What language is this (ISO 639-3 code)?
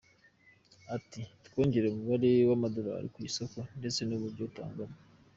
kin